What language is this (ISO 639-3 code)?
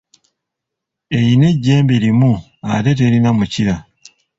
lug